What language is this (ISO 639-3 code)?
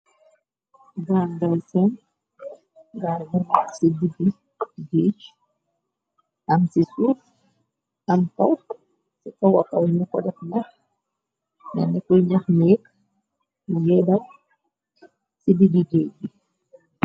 wol